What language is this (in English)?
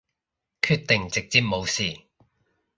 Cantonese